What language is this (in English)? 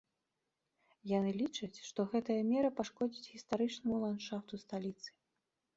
Belarusian